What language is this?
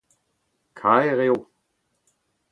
Breton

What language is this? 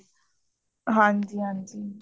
Punjabi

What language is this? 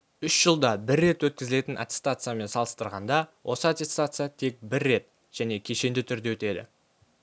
Kazakh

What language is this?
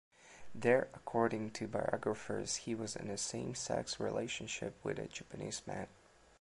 English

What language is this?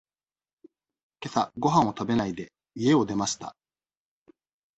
Japanese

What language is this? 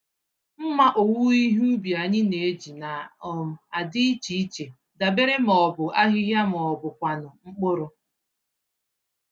Igbo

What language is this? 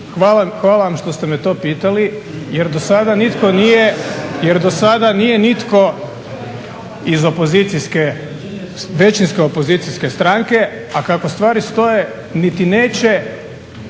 Croatian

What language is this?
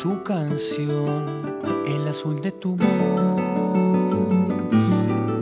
Spanish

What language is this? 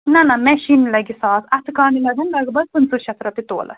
Kashmiri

